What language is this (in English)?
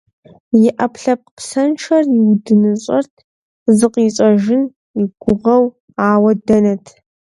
Kabardian